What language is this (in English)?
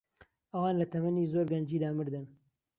Central Kurdish